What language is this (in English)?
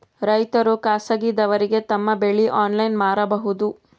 Kannada